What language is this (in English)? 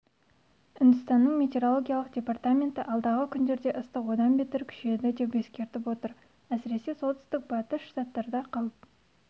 Kazakh